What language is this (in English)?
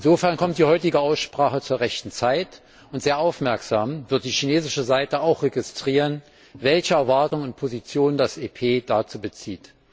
German